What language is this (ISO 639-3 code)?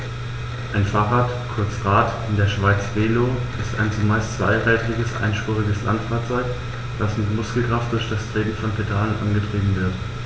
deu